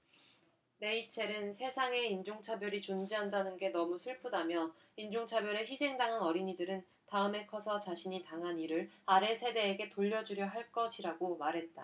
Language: Korean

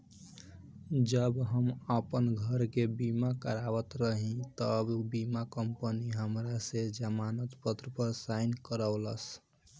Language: Bhojpuri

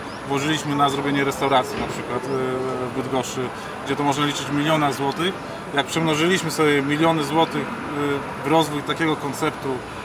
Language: Polish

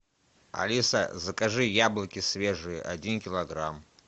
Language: Russian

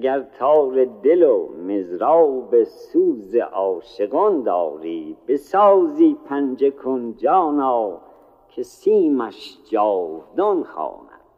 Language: Persian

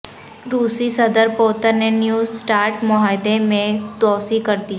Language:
Urdu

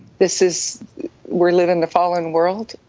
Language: English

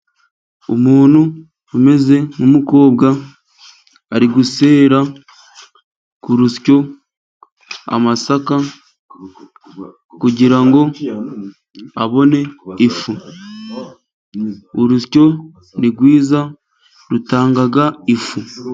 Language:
Kinyarwanda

